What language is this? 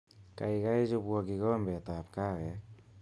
Kalenjin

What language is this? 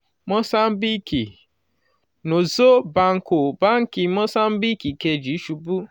Yoruba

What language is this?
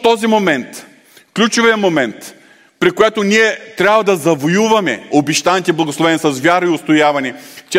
Bulgarian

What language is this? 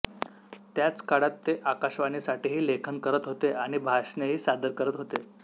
Marathi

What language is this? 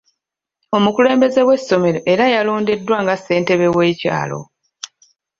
Ganda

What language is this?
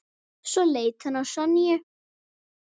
Icelandic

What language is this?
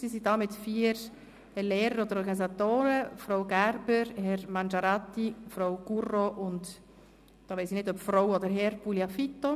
Swiss German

